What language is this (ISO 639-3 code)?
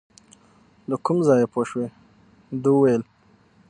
pus